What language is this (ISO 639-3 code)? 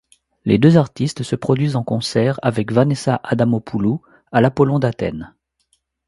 fra